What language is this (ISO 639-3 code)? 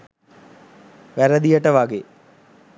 sin